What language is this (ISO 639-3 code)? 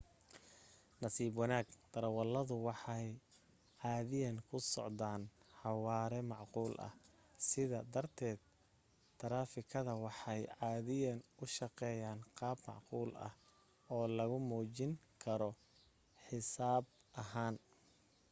som